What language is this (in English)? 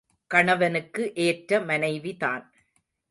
Tamil